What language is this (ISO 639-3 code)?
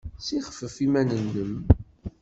kab